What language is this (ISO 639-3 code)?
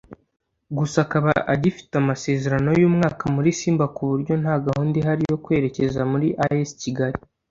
kin